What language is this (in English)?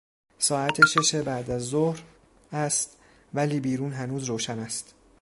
Persian